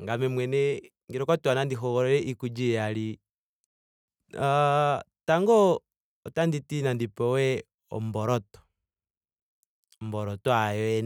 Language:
Ndonga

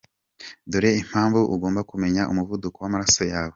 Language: Kinyarwanda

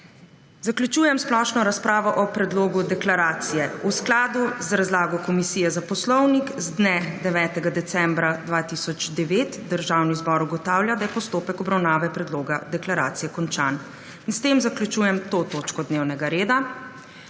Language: Slovenian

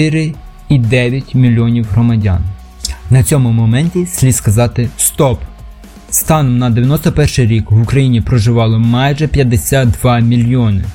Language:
Ukrainian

